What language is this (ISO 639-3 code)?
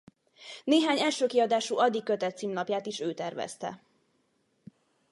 hun